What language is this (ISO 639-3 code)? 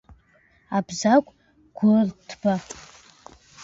abk